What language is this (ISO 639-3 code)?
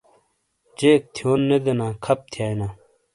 scl